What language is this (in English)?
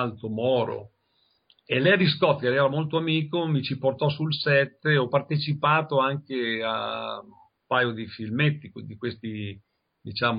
Italian